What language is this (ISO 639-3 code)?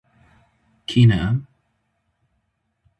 kur